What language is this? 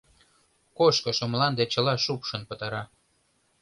Mari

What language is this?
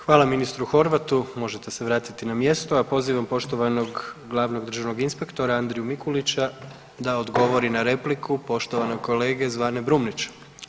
Croatian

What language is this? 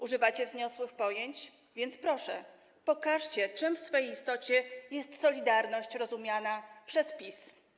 Polish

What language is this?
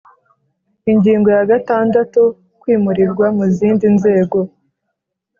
Kinyarwanda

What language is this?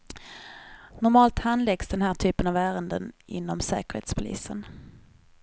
Swedish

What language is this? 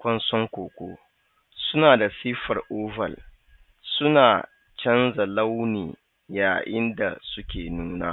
Hausa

